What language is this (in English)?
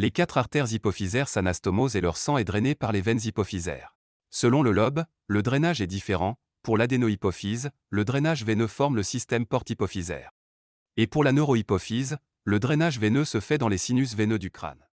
French